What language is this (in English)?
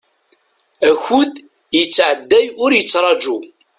Kabyle